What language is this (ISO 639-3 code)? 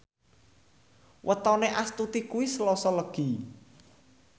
jav